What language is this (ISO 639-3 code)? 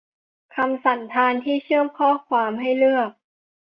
tha